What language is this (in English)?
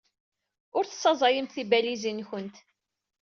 Kabyle